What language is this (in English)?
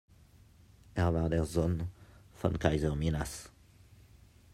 German